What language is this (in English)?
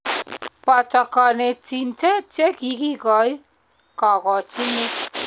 Kalenjin